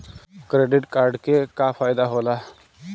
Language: Bhojpuri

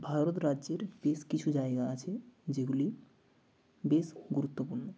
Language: Bangla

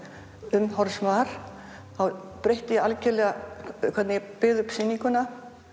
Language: Icelandic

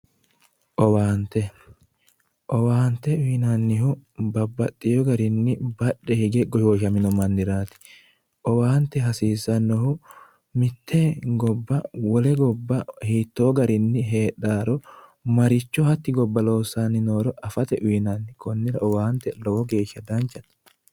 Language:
Sidamo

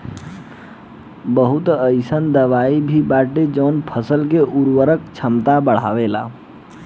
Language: Bhojpuri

